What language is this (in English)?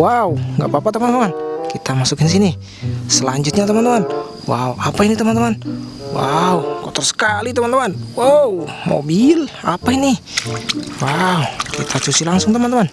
Indonesian